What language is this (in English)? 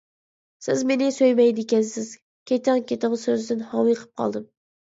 Uyghur